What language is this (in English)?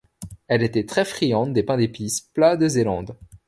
French